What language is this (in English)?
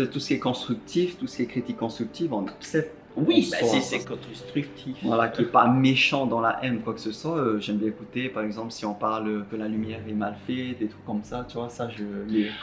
French